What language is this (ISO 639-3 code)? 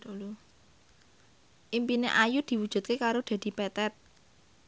jav